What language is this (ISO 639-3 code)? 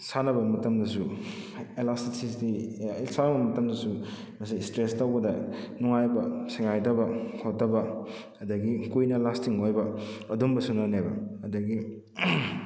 mni